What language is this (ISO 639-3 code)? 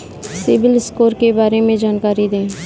hin